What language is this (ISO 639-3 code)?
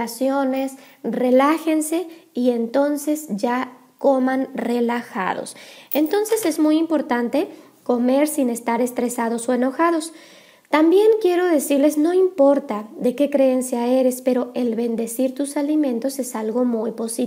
spa